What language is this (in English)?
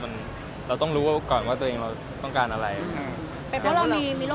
Thai